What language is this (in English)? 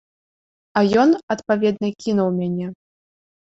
Belarusian